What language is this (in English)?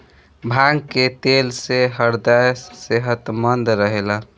Bhojpuri